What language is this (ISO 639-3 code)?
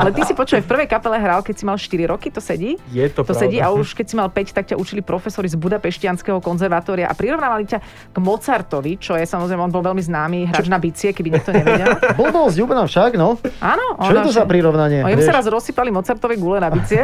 slk